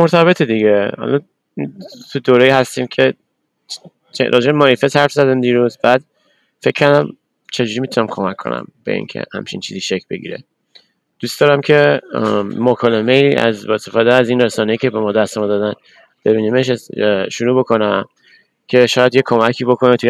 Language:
Persian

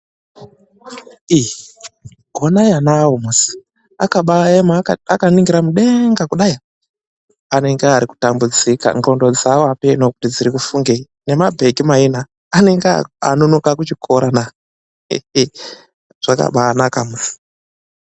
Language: Ndau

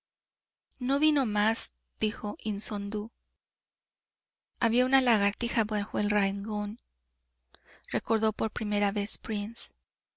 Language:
Spanish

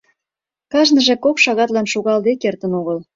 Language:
Mari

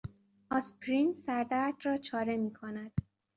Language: Persian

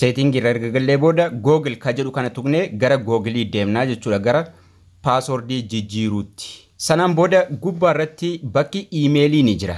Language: Indonesian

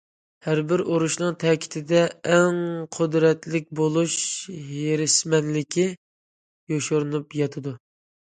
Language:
Uyghur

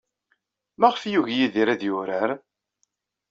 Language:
Kabyle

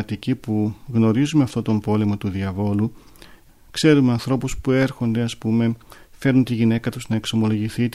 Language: Greek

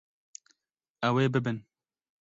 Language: Kurdish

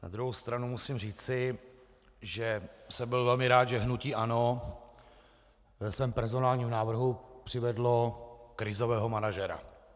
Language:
Czech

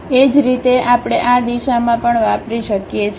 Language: Gujarati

